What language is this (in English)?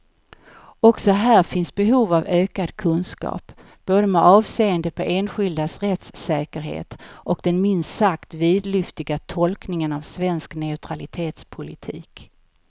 Swedish